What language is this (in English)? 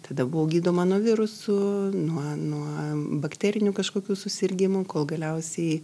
Lithuanian